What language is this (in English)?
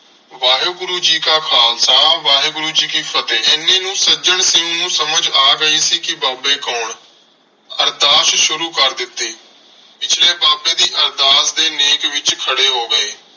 Punjabi